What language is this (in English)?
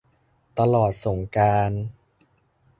Thai